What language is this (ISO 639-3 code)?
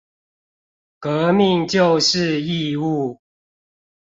zho